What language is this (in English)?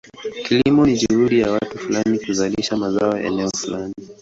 Swahili